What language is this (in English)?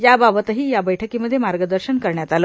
Marathi